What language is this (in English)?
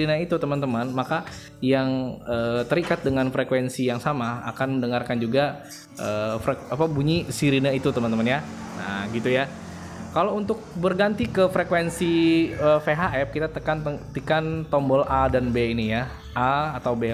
Indonesian